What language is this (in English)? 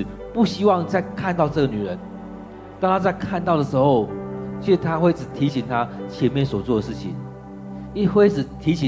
Chinese